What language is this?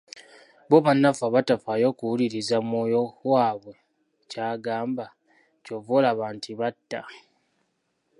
Ganda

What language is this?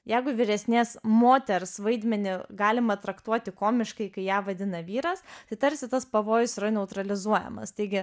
Lithuanian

